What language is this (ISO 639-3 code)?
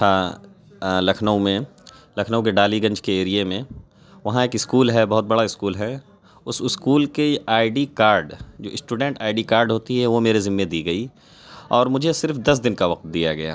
urd